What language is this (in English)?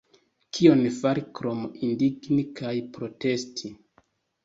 Esperanto